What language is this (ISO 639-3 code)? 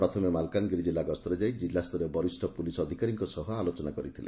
ori